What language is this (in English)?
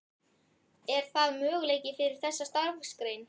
Icelandic